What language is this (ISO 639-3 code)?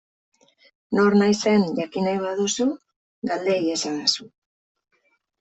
eus